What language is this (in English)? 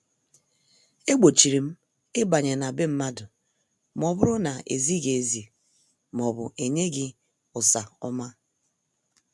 Igbo